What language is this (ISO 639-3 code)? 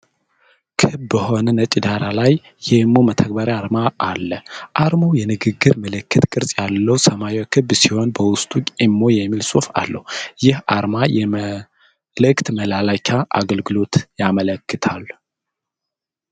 amh